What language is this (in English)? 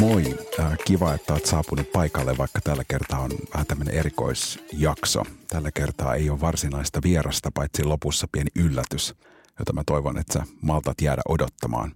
Finnish